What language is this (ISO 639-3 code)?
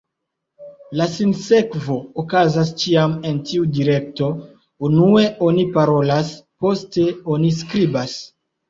epo